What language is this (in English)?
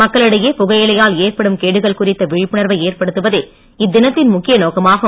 Tamil